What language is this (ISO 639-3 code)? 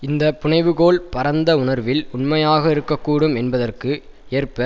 tam